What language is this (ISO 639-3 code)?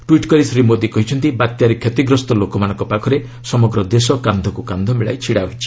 ori